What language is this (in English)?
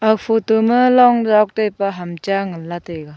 Wancho Naga